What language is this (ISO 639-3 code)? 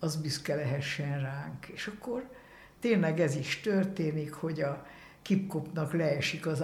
hun